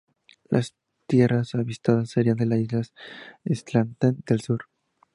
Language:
Spanish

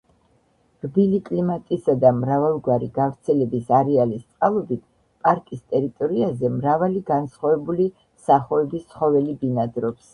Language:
Georgian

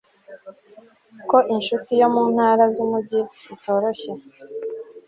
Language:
Kinyarwanda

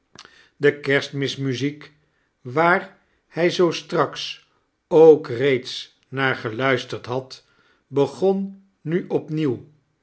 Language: Dutch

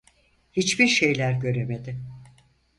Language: Turkish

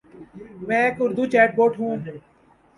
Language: Urdu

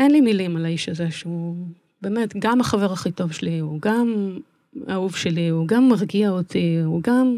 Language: Hebrew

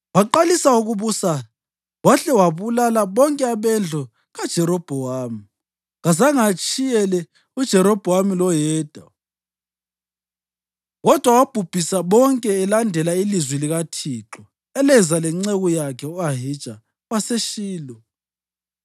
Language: North Ndebele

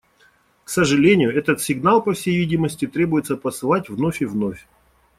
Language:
Russian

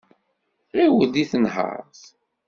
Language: Kabyle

